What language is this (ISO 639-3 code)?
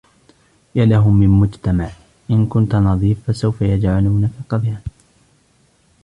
ara